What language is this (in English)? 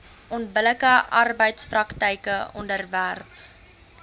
Afrikaans